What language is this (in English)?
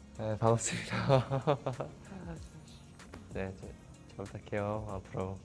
Korean